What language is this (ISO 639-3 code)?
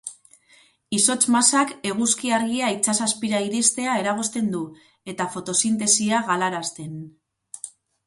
eus